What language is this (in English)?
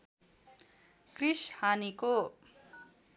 Nepali